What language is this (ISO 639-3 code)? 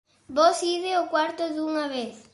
glg